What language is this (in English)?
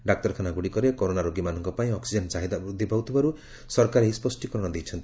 Odia